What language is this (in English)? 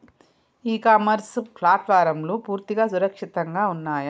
Telugu